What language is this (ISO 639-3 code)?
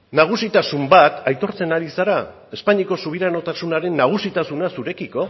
eus